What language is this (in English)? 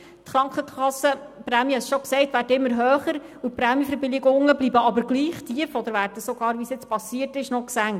Swiss German